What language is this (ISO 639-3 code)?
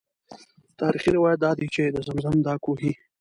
pus